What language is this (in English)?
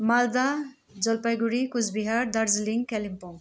Nepali